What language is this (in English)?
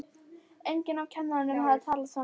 Icelandic